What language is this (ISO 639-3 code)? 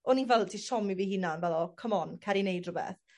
cym